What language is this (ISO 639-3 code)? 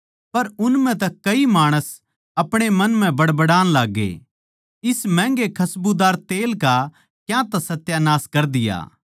bgc